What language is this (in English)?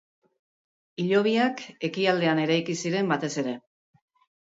Basque